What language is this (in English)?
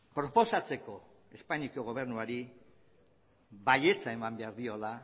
Basque